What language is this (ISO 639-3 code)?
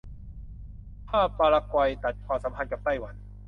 tha